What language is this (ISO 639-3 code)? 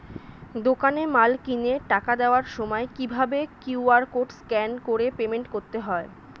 ben